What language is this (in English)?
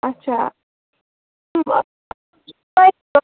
Kashmiri